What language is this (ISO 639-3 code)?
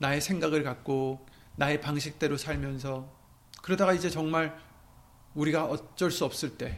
kor